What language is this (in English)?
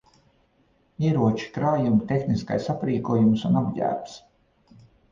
Latvian